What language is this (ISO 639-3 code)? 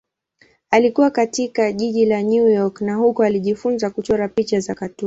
swa